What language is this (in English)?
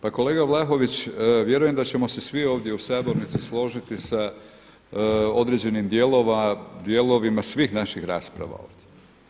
Croatian